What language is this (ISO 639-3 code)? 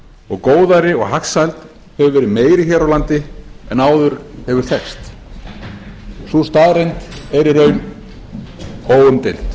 isl